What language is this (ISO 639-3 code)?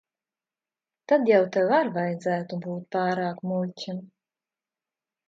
lav